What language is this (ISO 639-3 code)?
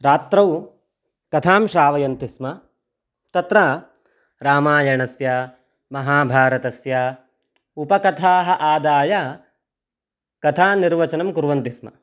san